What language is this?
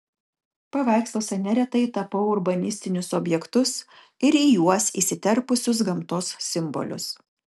Lithuanian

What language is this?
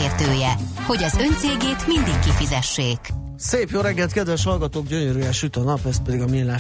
Hungarian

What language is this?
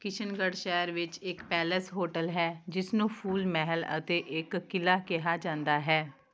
Punjabi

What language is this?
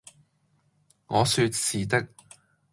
Cantonese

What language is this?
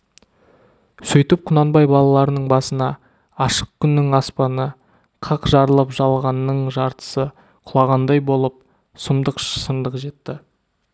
Kazakh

